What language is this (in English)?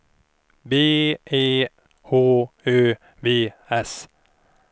Swedish